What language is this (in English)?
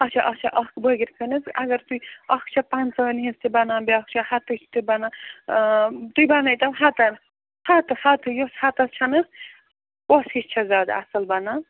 Kashmiri